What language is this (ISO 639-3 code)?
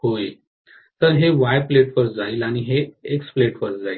mar